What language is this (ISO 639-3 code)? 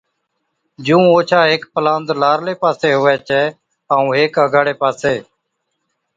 odk